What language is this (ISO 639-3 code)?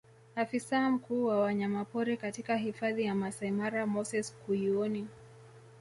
swa